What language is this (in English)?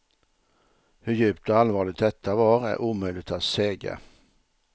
Swedish